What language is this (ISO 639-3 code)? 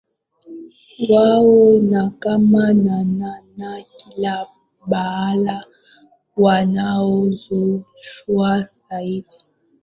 swa